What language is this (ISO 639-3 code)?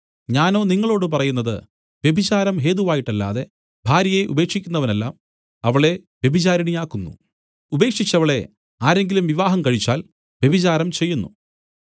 mal